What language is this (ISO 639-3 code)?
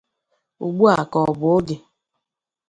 ibo